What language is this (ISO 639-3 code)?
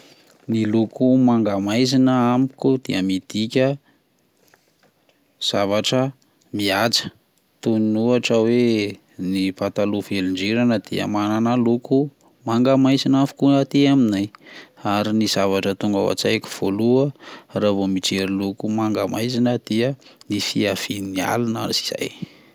mlg